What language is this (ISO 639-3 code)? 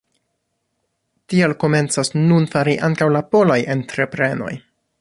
epo